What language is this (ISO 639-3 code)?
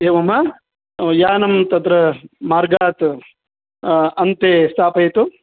san